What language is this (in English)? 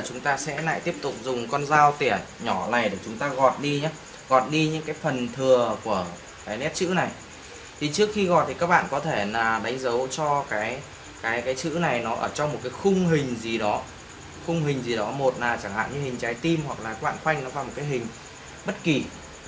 Vietnamese